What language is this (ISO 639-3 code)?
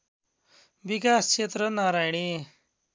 nep